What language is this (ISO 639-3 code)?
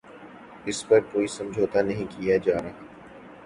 urd